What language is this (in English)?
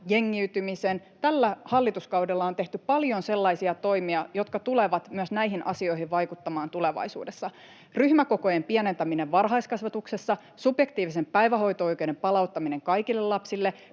Finnish